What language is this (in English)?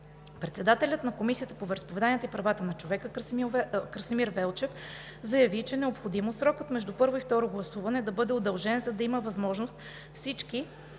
Bulgarian